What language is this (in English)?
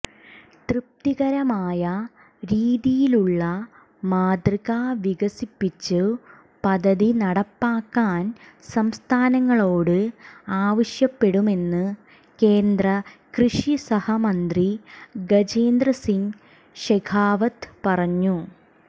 Malayalam